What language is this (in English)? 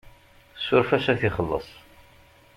Kabyle